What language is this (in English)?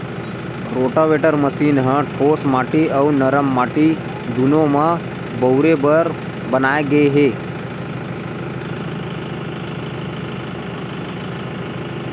Chhattisgarhi